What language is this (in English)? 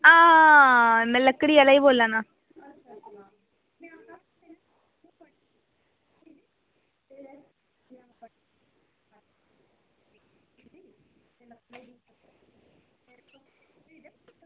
Dogri